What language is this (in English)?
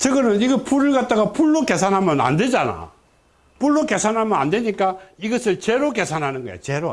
Korean